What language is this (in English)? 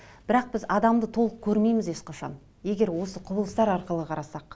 Kazakh